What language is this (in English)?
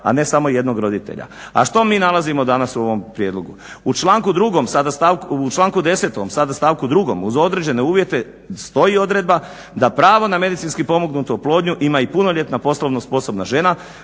Croatian